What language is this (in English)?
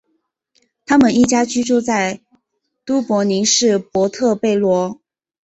Chinese